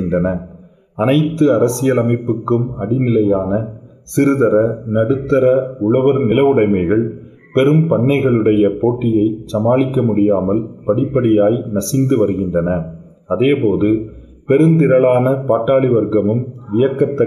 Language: Tamil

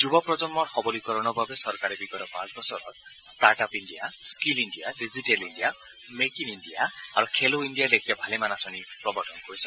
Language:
Assamese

